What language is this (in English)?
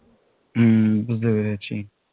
Bangla